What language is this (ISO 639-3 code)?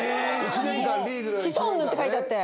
jpn